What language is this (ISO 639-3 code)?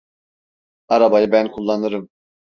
tur